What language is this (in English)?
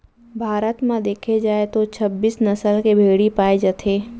Chhattisgarhi